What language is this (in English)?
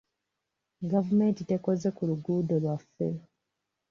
Ganda